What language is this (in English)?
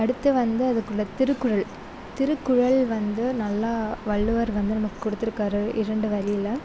Tamil